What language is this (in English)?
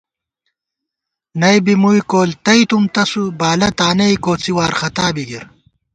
Gawar-Bati